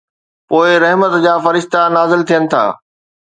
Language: Sindhi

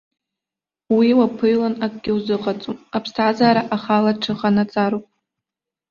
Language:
Abkhazian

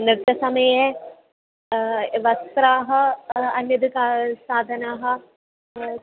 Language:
Sanskrit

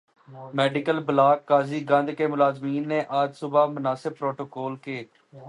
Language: Urdu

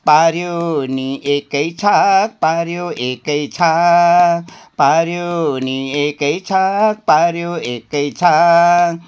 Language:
Nepali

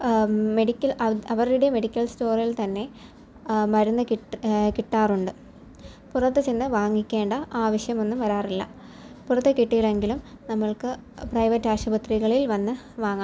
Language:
Malayalam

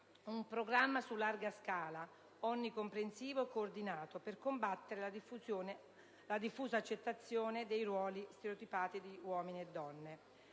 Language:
Italian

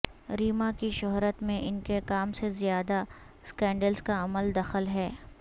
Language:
Urdu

